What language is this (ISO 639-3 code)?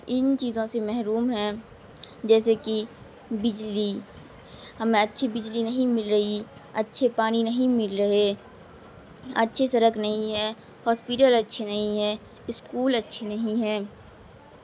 urd